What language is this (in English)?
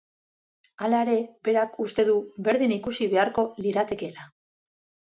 Basque